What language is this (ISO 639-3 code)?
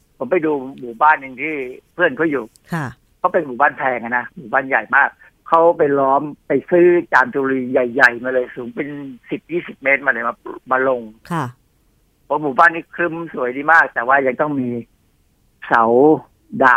tha